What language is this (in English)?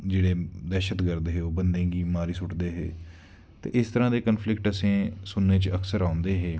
Dogri